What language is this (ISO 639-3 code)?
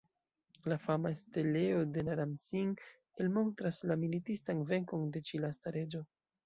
epo